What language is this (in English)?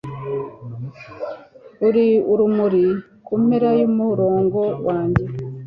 Kinyarwanda